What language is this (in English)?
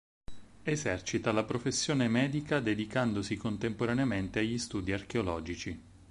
Italian